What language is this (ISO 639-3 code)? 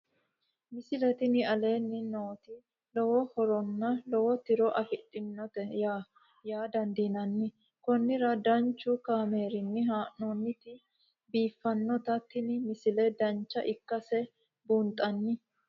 sid